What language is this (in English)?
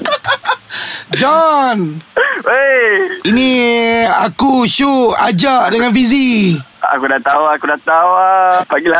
Malay